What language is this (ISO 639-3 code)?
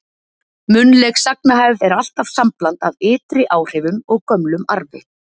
isl